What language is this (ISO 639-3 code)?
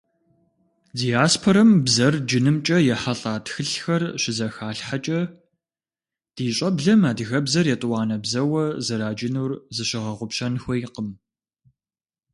kbd